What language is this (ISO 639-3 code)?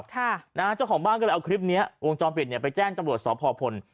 tha